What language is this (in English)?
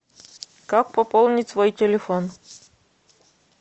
Russian